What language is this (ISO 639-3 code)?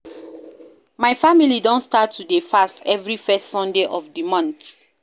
pcm